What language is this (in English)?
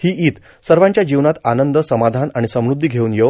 Marathi